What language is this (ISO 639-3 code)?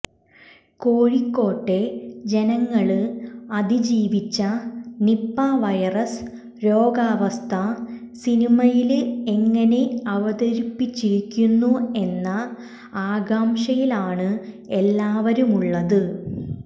mal